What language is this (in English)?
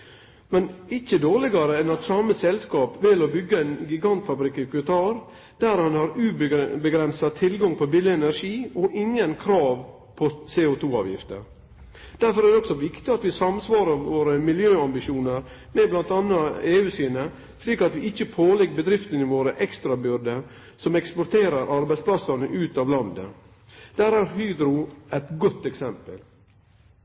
Norwegian Nynorsk